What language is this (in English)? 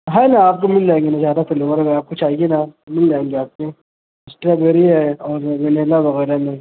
Urdu